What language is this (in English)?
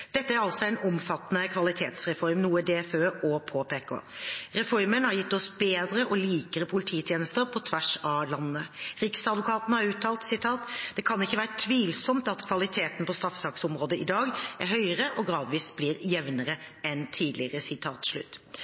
Norwegian Bokmål